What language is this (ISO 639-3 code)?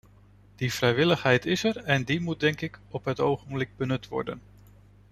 nld